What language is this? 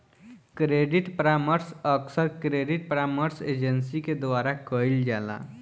Bhojpuri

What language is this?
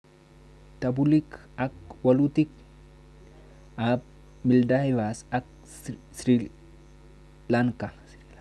Kalenjin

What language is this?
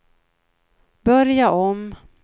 Swedish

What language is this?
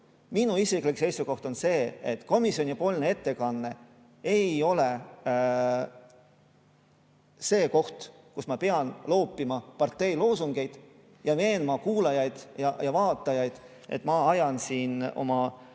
Estonian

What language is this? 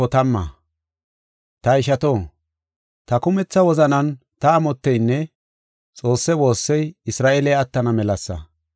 Gofa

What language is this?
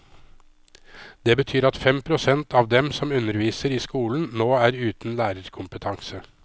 Norwegian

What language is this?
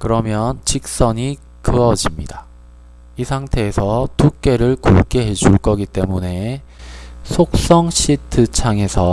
Korean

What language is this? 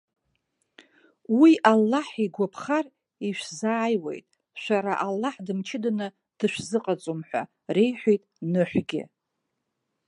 Abkhazian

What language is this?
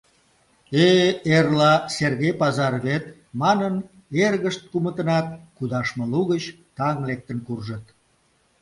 Mari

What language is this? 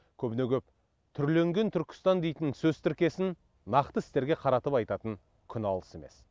Kazakh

